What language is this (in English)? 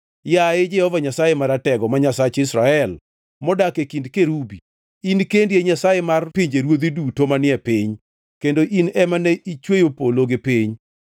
Luo (Kenya and Tanzania)